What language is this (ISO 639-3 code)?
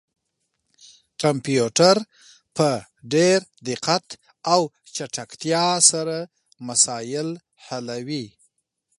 pus